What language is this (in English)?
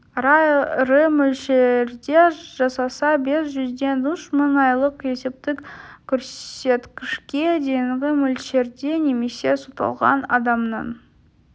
Kazakh